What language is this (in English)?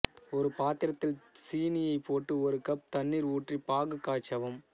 Tamil